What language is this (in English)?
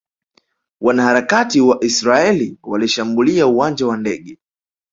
Swahili